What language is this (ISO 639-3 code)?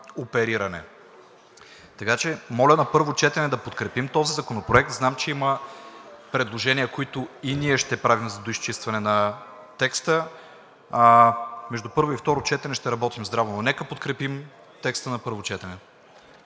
bul